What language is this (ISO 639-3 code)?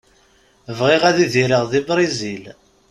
kab